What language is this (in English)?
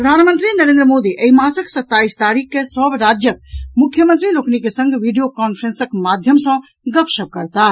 Maithili